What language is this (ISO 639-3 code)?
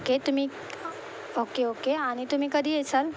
mar